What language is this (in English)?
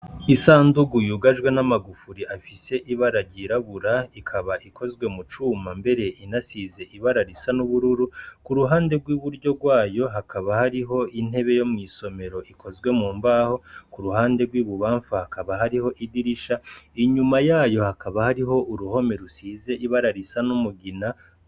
Rundi